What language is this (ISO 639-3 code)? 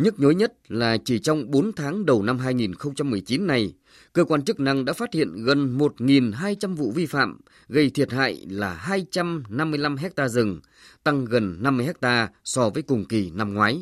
vie